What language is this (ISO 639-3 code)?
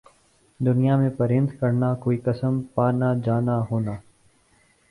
urd